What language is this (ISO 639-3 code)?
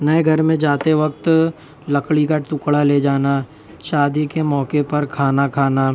urd